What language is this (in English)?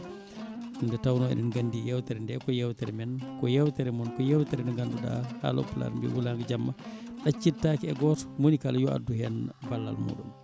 Fula